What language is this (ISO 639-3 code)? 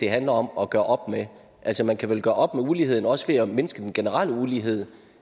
dan